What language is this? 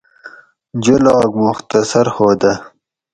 Gawri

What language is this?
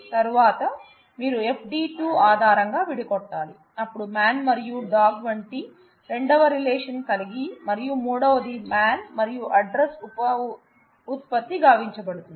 Telugu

